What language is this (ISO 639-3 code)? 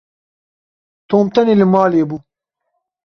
kur